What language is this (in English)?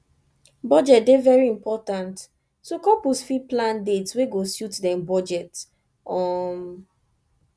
Nigerian Pidgin